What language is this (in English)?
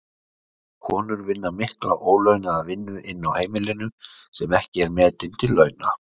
Icelandic